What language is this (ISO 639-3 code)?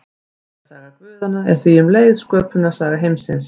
isl